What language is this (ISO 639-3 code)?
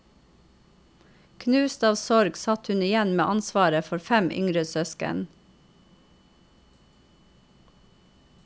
nor